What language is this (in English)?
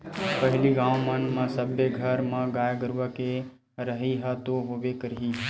Chhattisgarhi